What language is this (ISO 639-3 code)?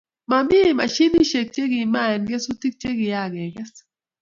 kln